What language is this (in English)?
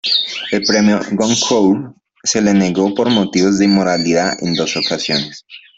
Spanish